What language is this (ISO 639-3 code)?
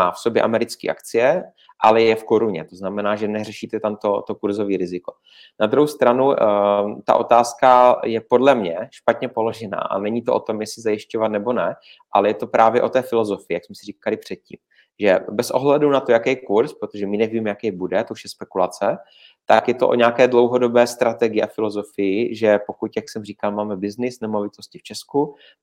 ces